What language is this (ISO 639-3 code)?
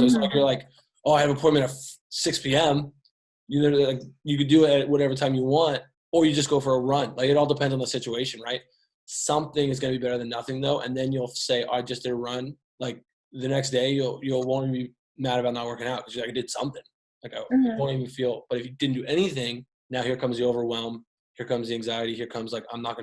eng